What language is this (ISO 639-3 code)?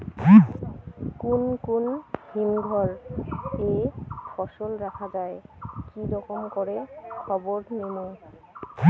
ben